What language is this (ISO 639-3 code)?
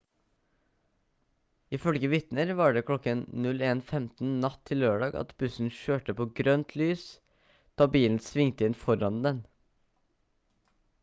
nob